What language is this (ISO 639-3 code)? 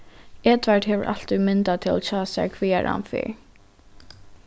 fao